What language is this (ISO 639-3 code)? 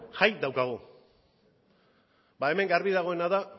eus